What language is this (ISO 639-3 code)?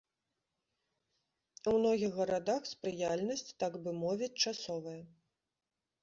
bel